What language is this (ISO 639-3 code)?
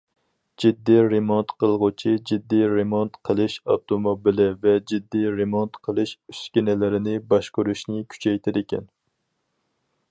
uig